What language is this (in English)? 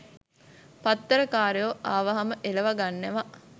Sinhala